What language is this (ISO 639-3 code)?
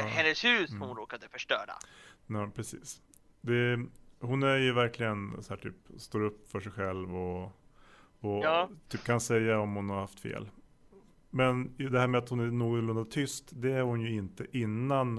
swe